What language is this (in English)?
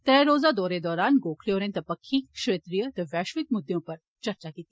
Dogri